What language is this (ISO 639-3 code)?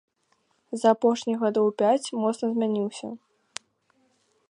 bel